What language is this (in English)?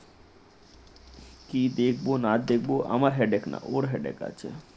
Bangla